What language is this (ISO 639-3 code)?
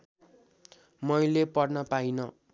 nep